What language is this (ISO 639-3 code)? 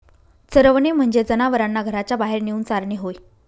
mar